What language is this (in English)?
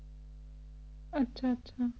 Punjabi